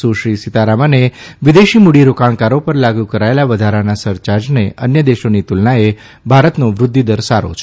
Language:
Gujarati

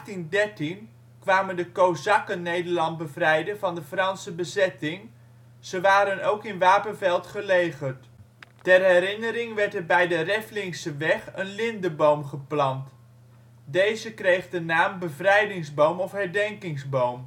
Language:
Dutch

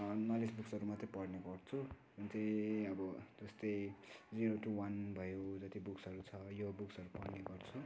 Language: Nepali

